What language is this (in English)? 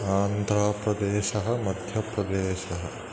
Sanskrit